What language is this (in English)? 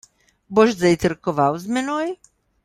Slovenian